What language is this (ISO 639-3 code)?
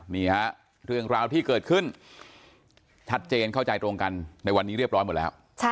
tha